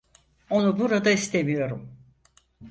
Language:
Turkish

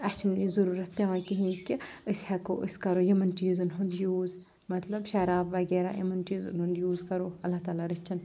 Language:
Kashmiri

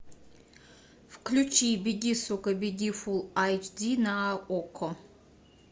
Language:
Russian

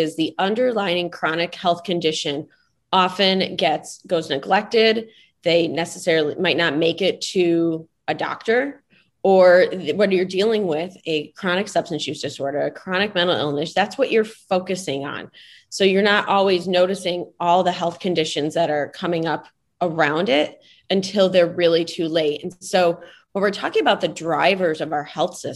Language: English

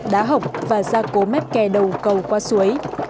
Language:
Vietnamese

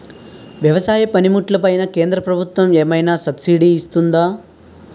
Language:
Telugu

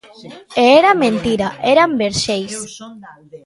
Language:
Galician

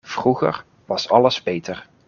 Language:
Dutch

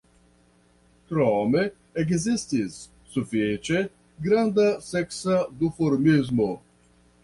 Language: Esperanto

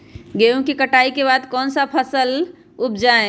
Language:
Magahi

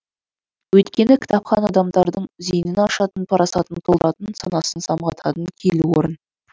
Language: Kazakh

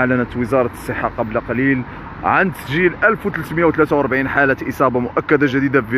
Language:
Arabic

